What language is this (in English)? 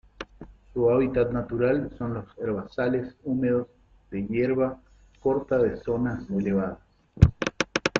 Spanish